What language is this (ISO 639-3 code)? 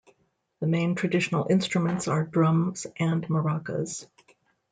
eng